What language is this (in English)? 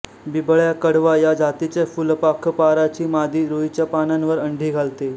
Marathi